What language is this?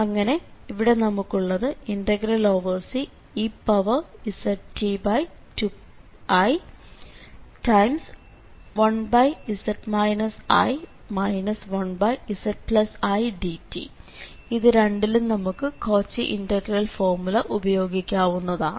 Malayalam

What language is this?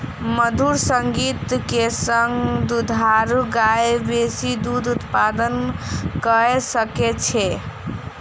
Maithili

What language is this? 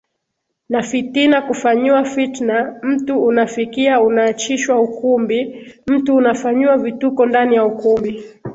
Swahili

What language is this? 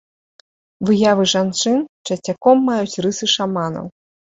Belarusian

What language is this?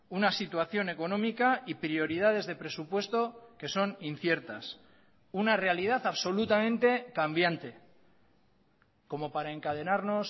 Spanish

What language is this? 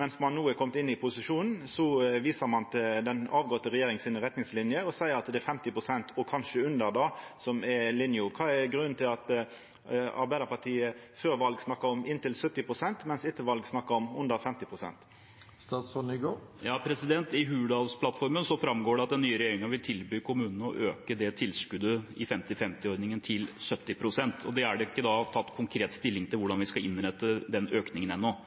Norwegian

